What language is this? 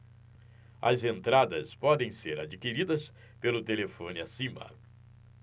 Portuguese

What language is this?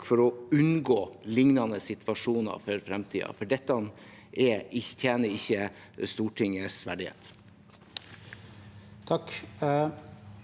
Norwegian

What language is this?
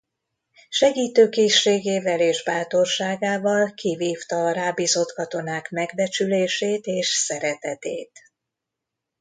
Hungarian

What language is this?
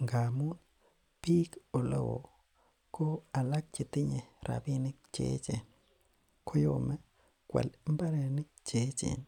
Kalenjin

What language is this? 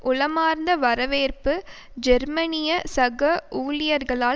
Tamil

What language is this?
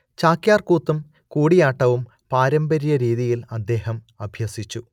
Malayalam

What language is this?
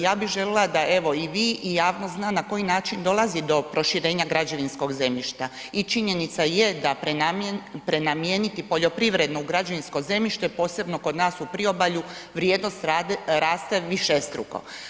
Croatian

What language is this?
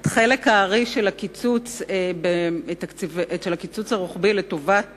Hebrew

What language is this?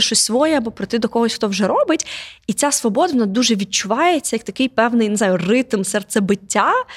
Ukrainian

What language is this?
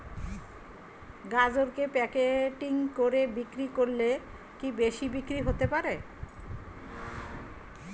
Bangla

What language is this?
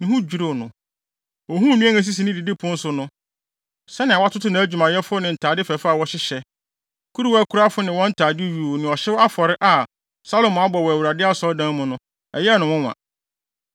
Akan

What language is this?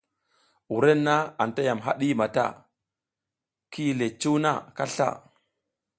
South Giziga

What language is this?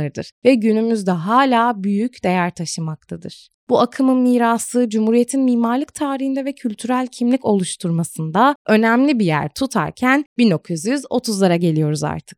Turkish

